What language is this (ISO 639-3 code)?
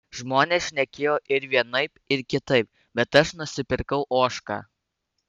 lit